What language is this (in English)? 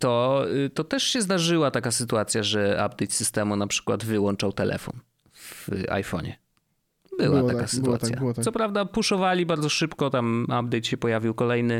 Polish